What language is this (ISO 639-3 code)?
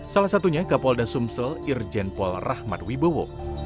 ind